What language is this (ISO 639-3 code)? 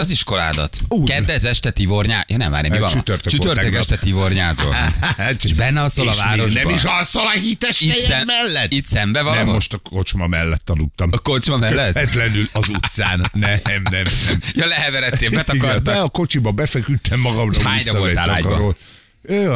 hun